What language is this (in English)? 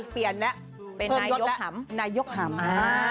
Thai